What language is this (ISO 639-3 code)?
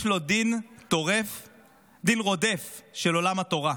heb